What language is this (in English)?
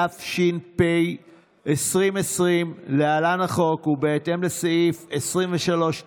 Hebrew